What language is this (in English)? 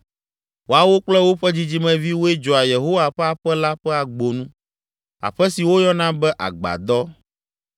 Ewe